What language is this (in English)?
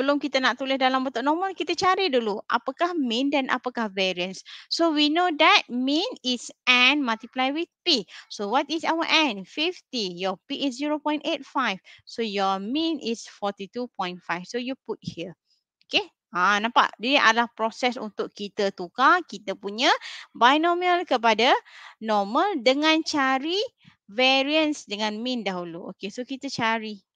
Malay